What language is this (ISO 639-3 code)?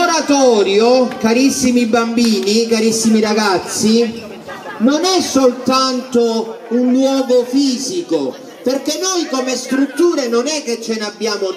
ita